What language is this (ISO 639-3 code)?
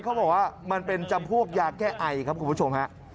tha